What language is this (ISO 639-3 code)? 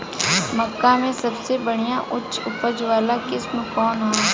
bho